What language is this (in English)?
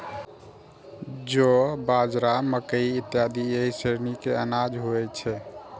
Maithili